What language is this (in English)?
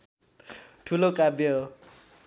Nepali